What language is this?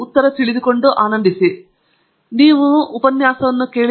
Kannada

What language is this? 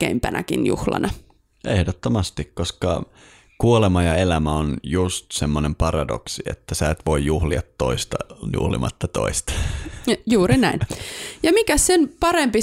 Finnish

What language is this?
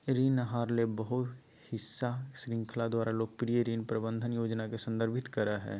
Magahi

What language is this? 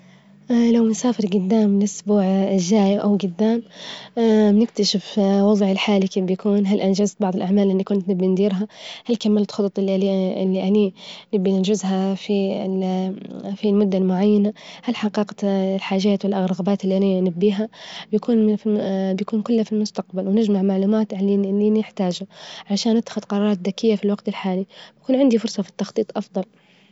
Libyan Arabic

